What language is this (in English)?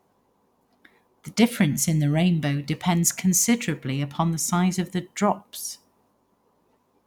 English